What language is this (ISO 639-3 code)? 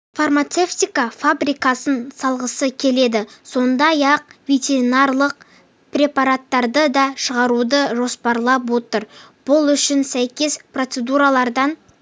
kaz